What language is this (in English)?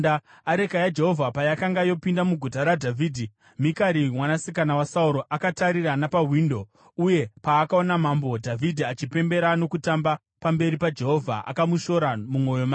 Shona